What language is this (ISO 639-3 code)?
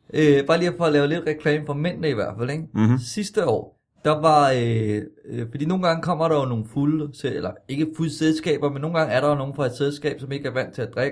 dan